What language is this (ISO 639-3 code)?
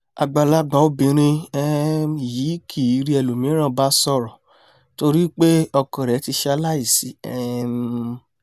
yor